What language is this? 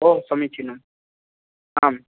Sanskrit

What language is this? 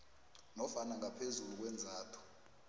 South Ndebele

